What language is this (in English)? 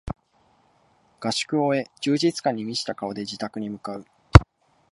Japanese